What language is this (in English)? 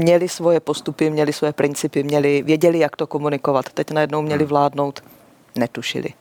Czech